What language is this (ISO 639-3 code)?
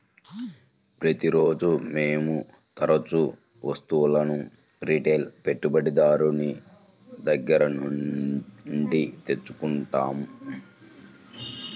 tel